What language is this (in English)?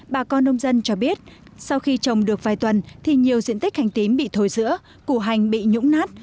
Vietnamese